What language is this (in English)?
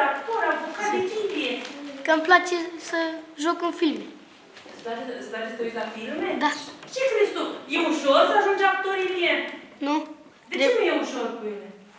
Romanian